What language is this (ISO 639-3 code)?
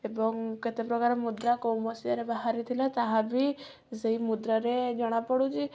ori